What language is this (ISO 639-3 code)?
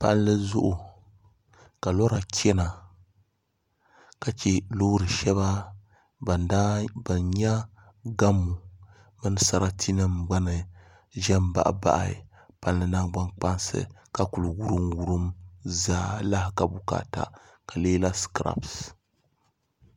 dag